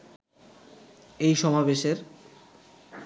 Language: Bangla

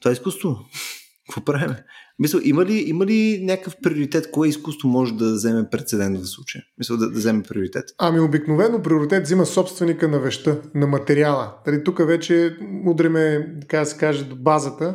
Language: Bulgarian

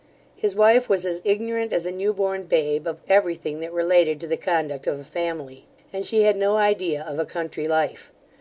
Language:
English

